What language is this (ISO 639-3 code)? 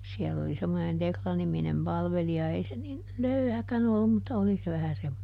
fin